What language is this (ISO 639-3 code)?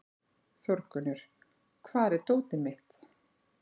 isl